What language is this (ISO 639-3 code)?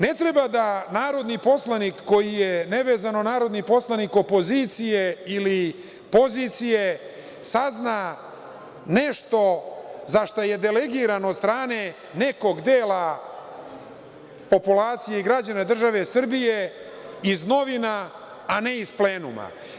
srp